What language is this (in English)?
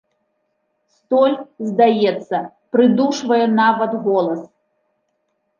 Belarusian